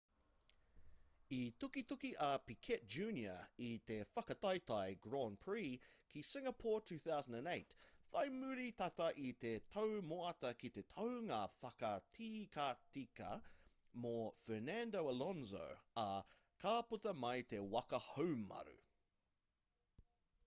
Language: Māori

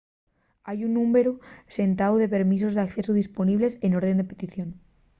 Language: Asturian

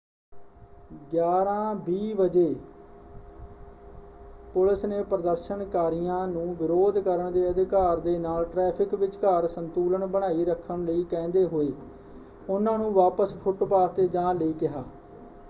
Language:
Punjabi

